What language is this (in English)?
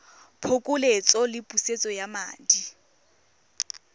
Tswana